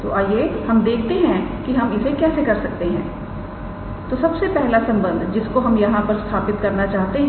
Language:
Hindi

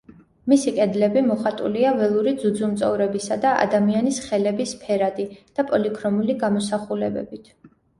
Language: Georgian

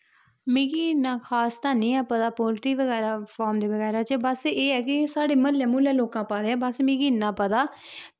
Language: Dogri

